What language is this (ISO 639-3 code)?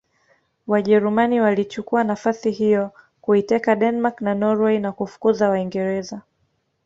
swa